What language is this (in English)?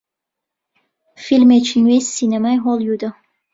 Central Kurdish